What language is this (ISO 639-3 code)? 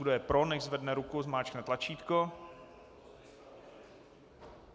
ces